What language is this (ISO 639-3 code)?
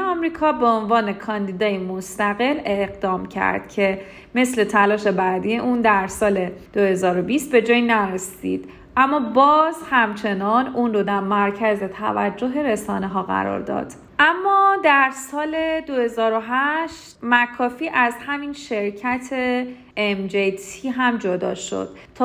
fas